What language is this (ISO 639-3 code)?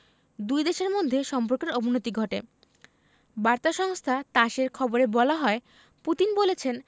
ben